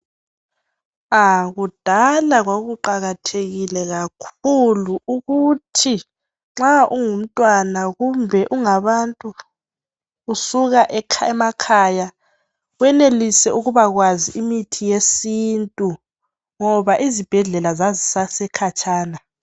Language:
North Ndebele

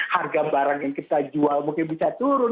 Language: Indonesian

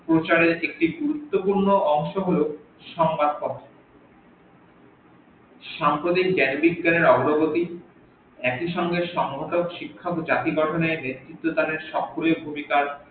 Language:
Bangla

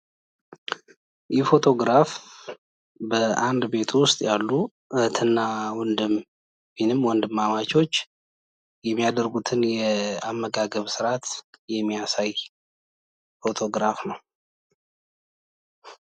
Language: Amharic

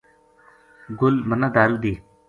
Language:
Gujari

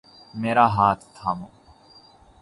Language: Urdu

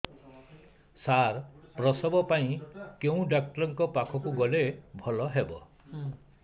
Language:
Odia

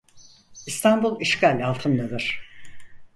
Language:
Turkish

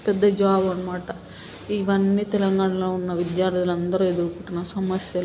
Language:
Telugu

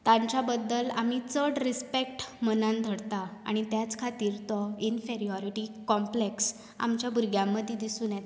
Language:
Konkani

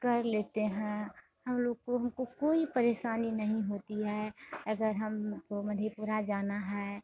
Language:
Hindi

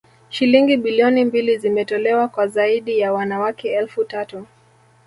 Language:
Swahili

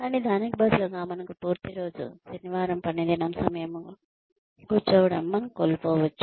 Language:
Telugu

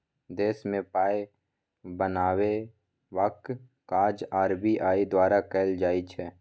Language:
Maithili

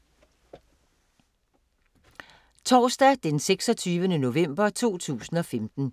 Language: Danish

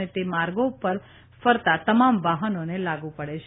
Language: Gujarati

